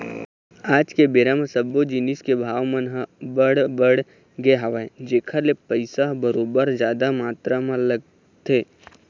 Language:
Chhattisgarhi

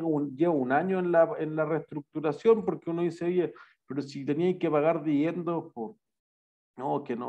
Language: Spanish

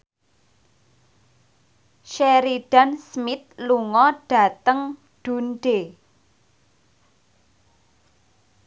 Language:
Javanese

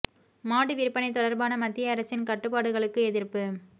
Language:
Tamil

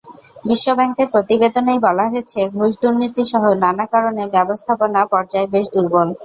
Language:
Bangla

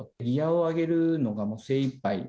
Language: Japanese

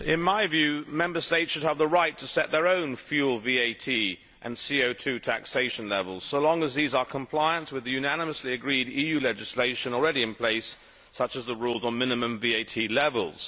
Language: English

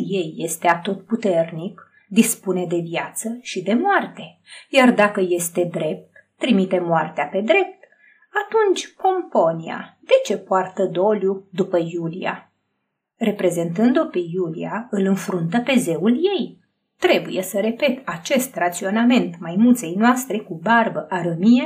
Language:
Romanian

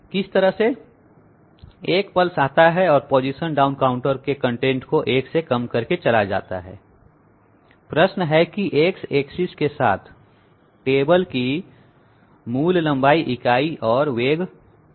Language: Hindi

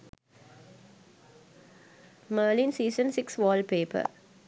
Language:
Sinhala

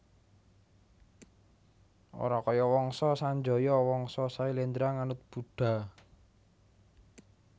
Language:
Javanese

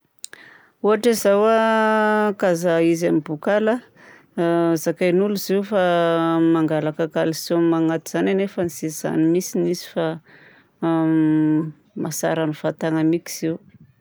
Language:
Southern Betsimisaraka Malagasy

